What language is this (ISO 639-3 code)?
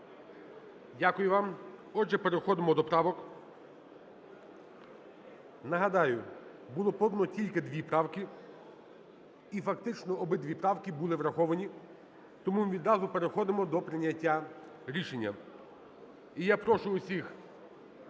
ukr